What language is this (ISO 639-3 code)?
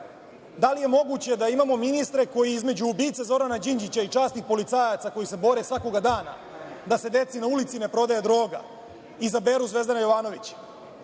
srp